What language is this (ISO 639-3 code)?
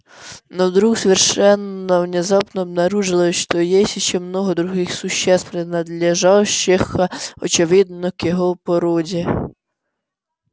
rus